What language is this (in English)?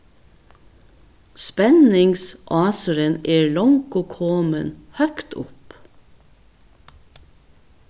Faroese